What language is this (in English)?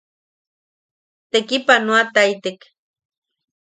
Yaqui